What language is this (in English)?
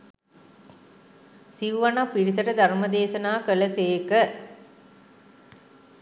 Sinhala